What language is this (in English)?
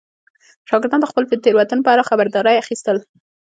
Pashto